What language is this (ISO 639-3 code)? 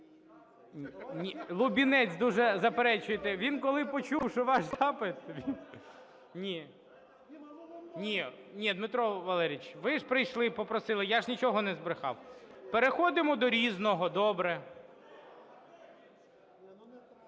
ukr